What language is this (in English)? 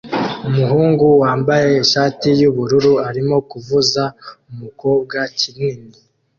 Kinyarwanda